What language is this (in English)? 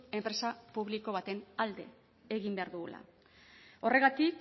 Basque